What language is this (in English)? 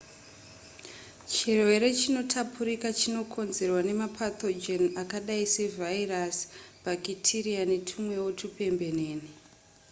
Shona